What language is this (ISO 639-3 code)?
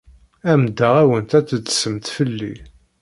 kab